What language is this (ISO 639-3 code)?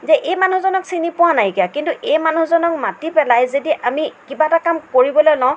asm